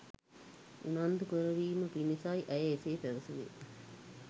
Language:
Sinhala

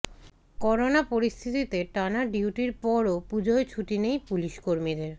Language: Bangla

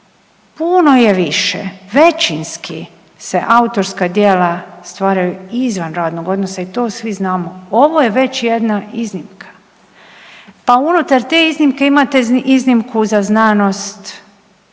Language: Croatian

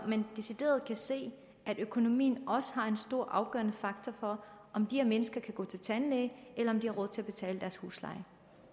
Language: Danish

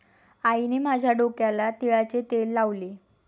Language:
Marathi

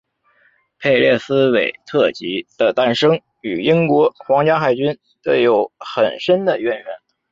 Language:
Chinese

